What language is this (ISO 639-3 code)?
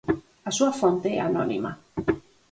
glg